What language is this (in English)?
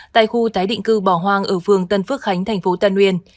Vietnamese